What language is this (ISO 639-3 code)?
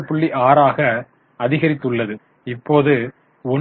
tam